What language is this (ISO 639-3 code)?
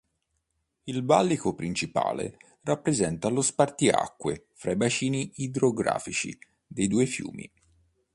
ita